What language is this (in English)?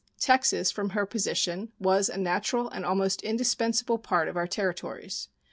English